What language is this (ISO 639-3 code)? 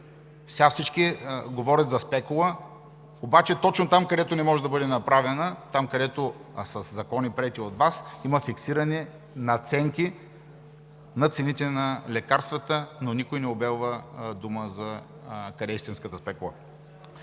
bul